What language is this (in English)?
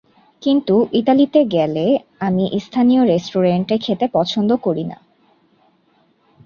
Bangla